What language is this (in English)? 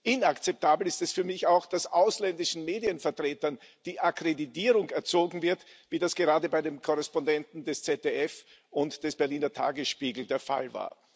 German